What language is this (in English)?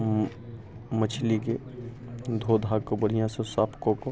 Maithili